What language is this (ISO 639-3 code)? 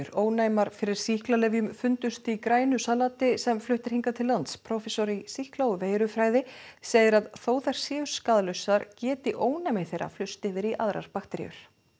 isl